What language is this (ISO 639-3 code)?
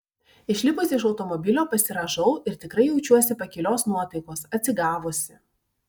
lit